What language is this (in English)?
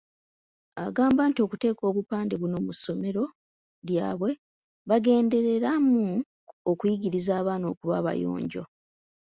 Ganda